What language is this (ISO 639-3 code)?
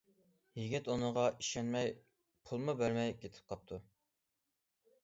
uig